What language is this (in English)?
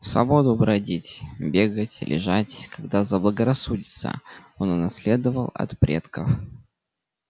Russian